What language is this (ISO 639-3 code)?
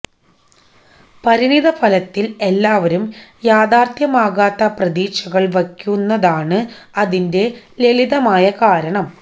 mal